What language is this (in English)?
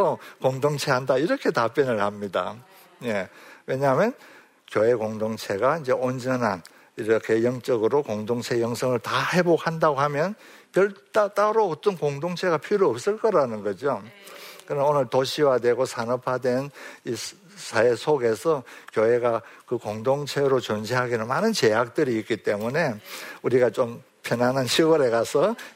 Korean